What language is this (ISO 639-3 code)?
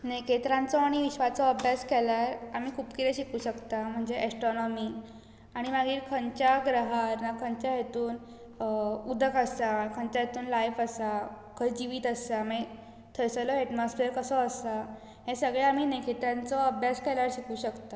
kok